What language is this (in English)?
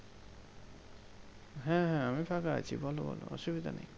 Bangla